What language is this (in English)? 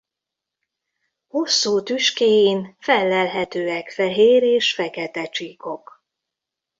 Hungarian